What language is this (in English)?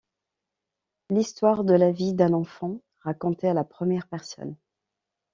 French